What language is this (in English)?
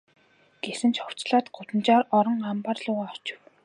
Mongolian